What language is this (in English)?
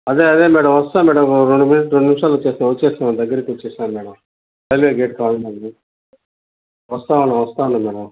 Telugu